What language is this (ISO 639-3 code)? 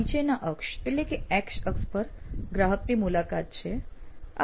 guj